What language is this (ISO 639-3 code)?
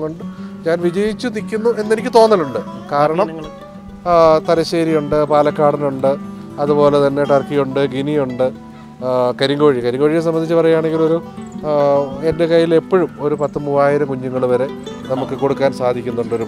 tur